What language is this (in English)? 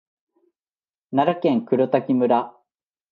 Japanese